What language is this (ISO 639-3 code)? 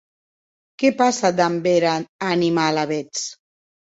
oci